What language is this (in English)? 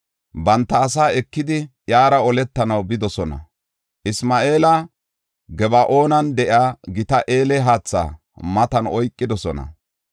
Gofa